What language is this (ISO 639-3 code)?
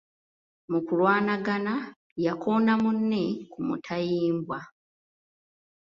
lug